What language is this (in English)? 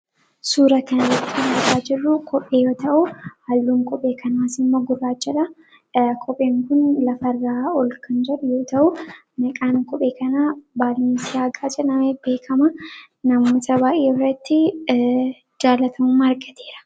Oromo